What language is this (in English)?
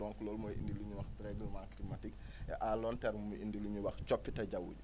Wolof